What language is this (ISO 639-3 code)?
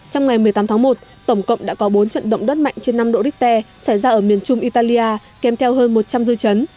vie